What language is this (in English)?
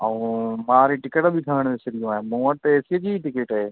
Sindhi